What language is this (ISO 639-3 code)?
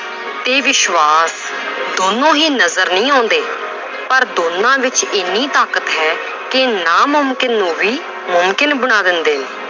pan